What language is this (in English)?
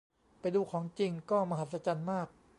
Thai